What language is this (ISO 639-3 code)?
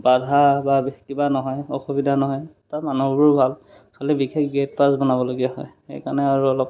asm